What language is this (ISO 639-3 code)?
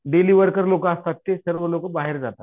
mar